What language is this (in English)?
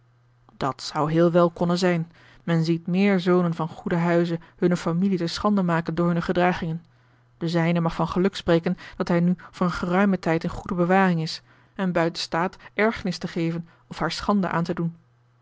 Dutch